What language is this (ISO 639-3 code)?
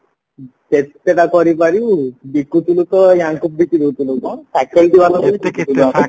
ori